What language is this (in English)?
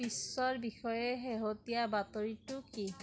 Assamese